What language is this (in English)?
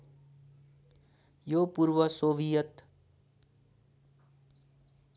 Nepali